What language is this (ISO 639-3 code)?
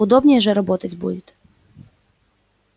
rus